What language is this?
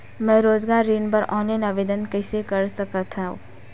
Chhattisgarhi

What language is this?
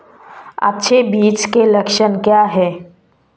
Hindi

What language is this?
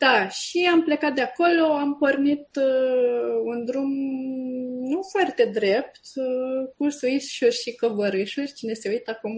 Romanian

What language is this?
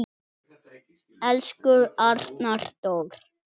Icelandic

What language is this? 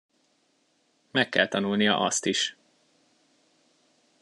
Hungarian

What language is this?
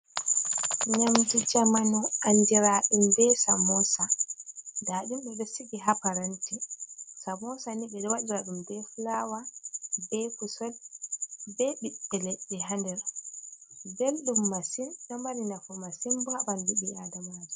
Fula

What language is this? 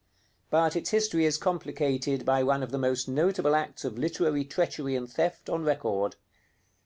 English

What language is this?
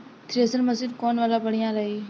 Bhojpuri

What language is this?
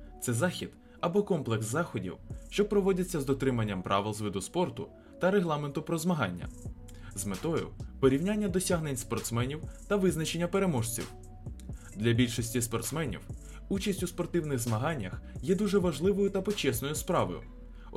Ukrainian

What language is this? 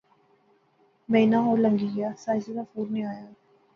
Pahari-Potwari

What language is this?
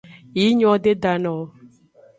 Aja (Benin)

